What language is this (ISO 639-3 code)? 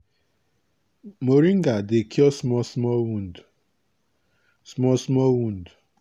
pcm